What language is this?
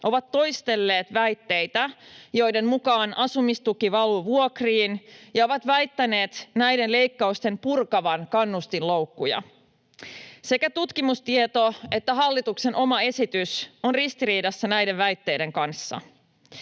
Finnish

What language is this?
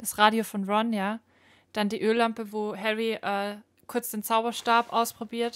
German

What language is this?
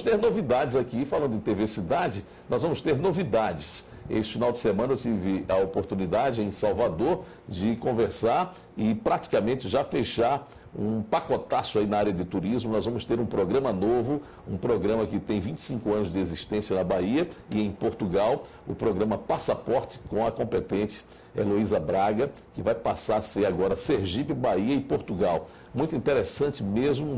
Portuguese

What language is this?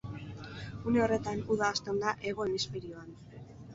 Basque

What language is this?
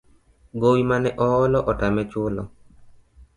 Luo (Kenya and Tanzania)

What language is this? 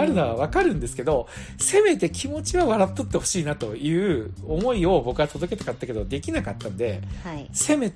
Japanese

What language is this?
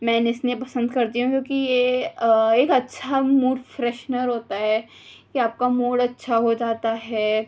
Urdu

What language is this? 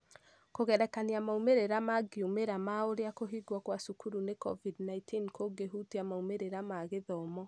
Kikuyu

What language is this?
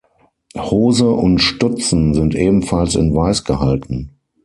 German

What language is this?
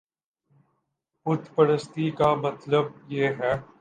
Urdu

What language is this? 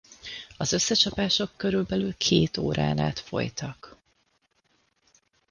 Hungarian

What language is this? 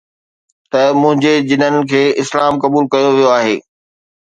Sindhi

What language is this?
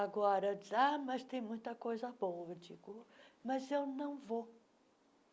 Portuguese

